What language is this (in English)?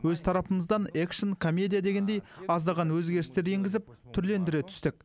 Kazakh